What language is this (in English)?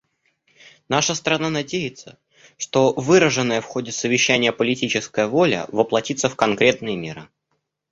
Russian